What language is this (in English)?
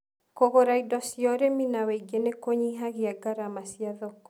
Kikuyu